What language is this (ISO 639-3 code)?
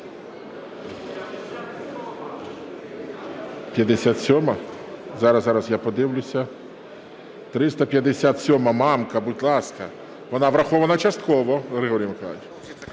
ukr